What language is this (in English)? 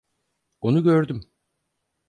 Turkish